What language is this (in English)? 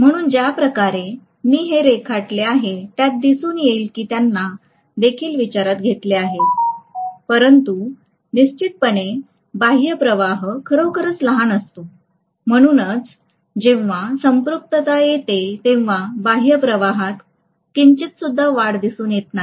Marathi